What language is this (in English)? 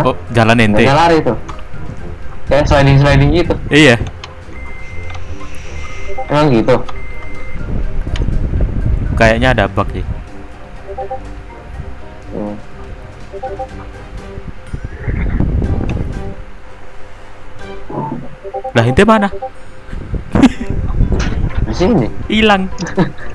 Indonesian